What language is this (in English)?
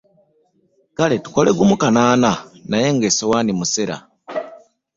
Ganda